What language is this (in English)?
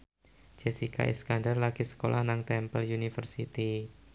Javanese